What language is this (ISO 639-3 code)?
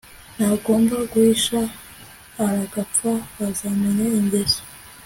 kin